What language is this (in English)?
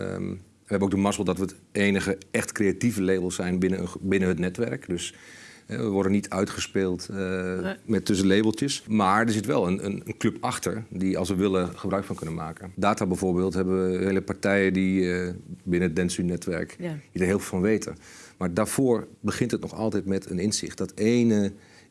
Dutch